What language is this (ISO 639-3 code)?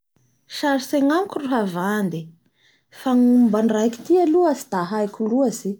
bhr